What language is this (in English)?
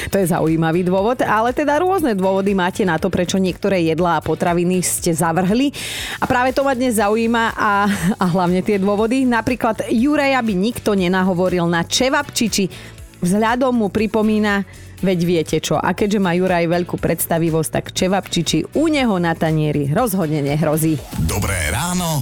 Slovak